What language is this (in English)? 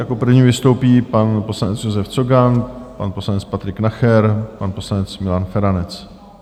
Czech